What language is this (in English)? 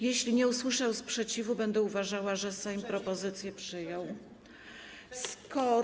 Polish